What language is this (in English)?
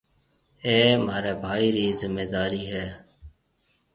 Marwari (Pakistan)